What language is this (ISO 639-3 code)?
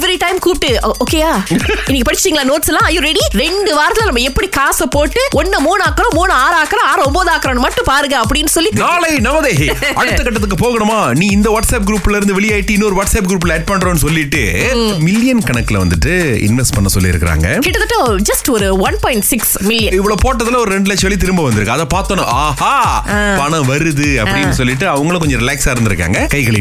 tam